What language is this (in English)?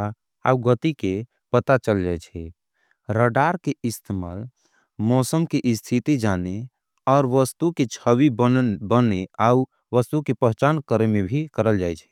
Angika